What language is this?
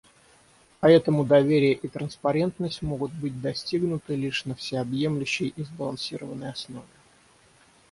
Russian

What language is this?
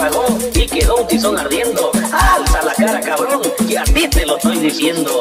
Spanish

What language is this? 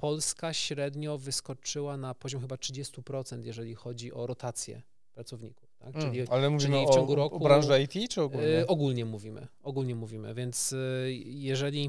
Polish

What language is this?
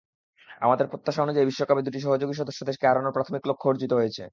Bangla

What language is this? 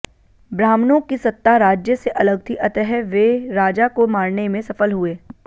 Hindi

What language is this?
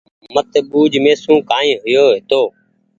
Goaria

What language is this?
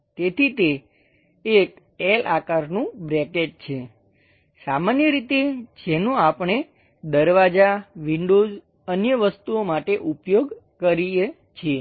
Gujarati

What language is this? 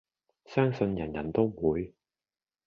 Cantonese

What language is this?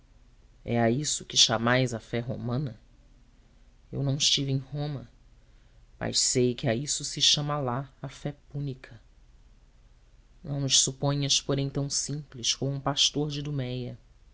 Portuguese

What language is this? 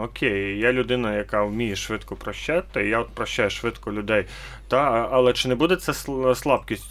Ukrainian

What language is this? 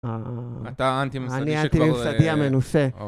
Hebrew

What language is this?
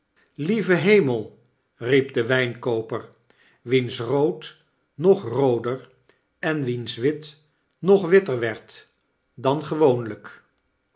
Dutch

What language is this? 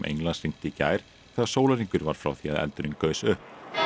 Icelandic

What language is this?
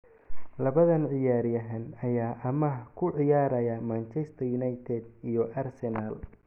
Somali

